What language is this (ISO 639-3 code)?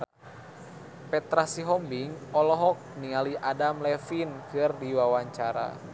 sun